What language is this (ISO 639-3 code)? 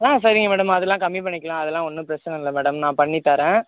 tam